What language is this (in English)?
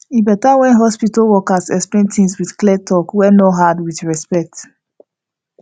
Nigerian Pidgin